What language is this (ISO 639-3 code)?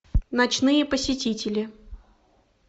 rus